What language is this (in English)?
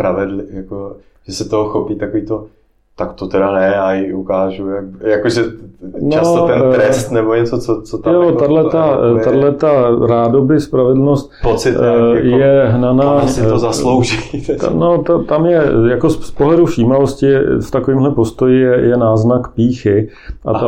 Czech